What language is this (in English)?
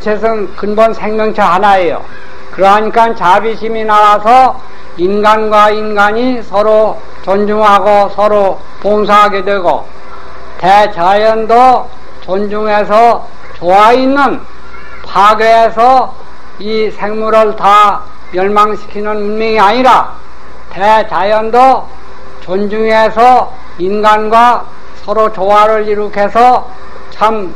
Korean